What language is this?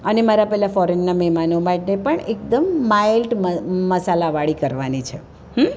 Gujarati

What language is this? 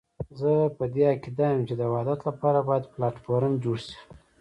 Pashto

